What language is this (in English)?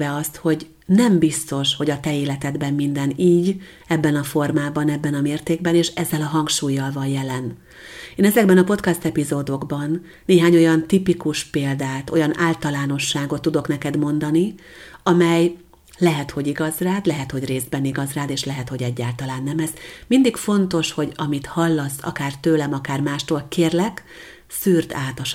Hungarian